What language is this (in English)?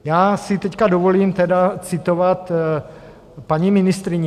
Czech